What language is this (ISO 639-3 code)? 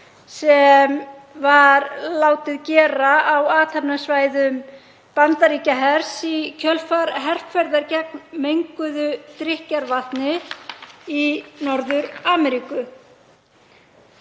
isl